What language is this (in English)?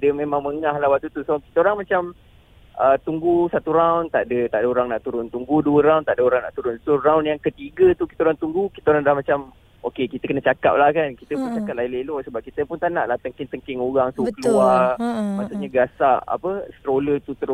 Malay